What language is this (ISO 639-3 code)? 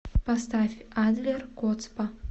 rus